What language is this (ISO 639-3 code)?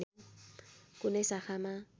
nep